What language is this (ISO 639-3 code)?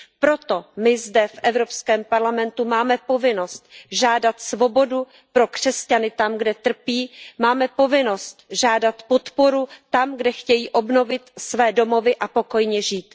ces